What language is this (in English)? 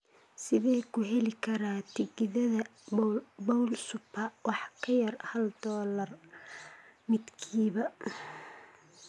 Somali